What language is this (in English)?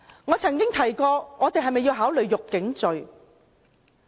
Cantonese